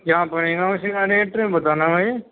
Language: Urdu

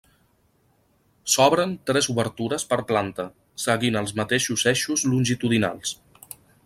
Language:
Catalan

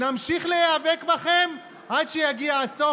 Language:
Hebrew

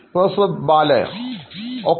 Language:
Malayalam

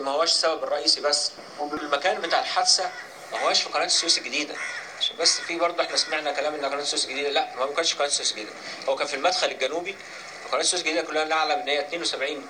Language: Arabic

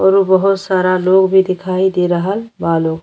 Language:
Bhojpuri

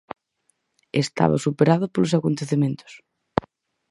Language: Galician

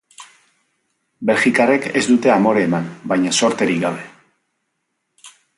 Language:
Basque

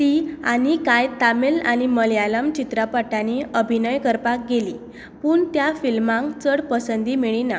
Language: Konkani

